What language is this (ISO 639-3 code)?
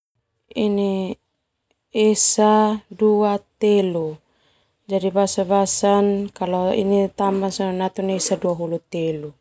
twu